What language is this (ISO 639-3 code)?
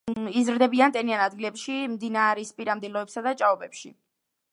kat